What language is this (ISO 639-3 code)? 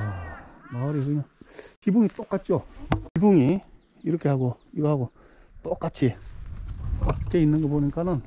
kor